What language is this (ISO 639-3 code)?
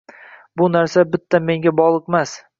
uzb